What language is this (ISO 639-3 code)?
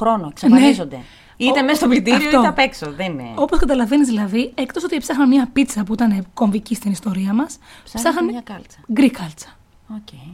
ell